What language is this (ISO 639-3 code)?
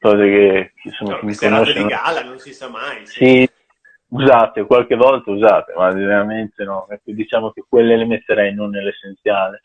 ita